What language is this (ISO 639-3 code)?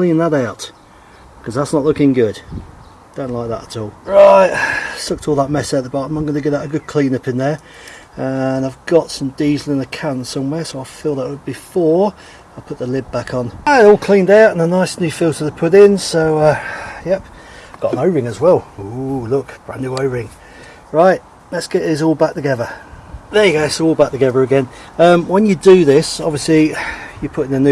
eng